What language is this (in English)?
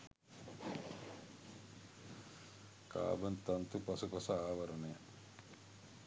Sinhala